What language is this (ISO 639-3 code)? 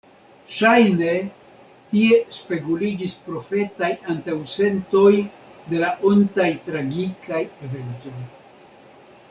epo